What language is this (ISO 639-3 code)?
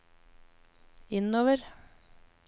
nor